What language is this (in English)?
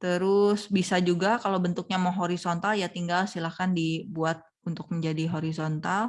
Indonesian